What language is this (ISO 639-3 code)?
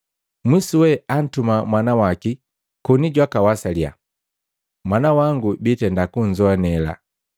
mgv